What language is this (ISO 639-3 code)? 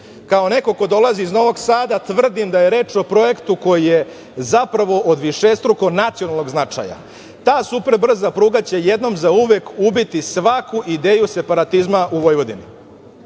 srp